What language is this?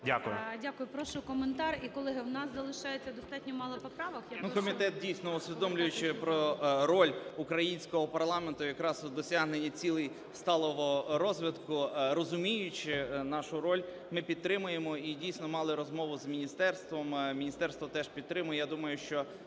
Ukrainian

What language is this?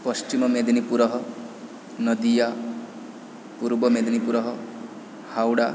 Sanskrit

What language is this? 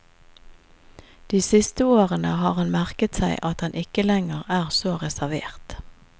Norwegian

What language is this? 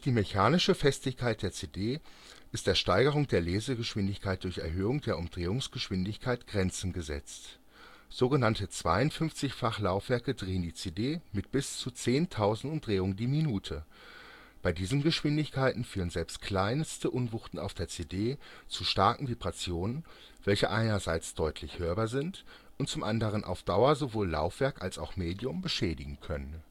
German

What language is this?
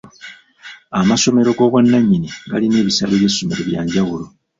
Ganda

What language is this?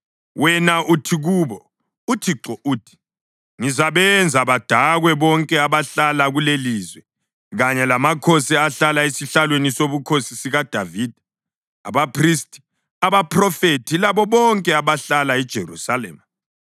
North Ndebele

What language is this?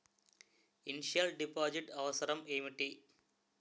Telugu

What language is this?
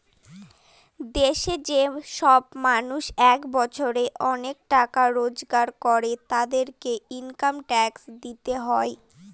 Bangla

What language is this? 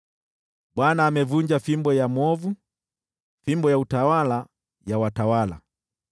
Swahili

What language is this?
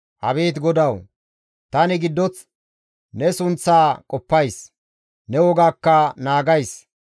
Gamo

